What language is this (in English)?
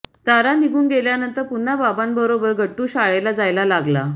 Marathi